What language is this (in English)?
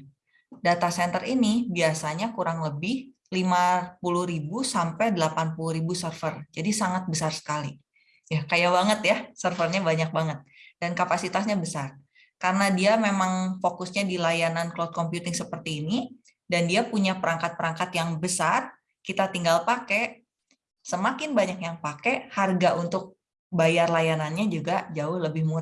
Indonesian